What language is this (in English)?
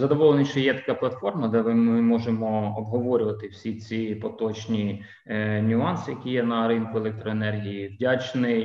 Ukrainian